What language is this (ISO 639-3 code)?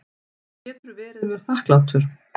isl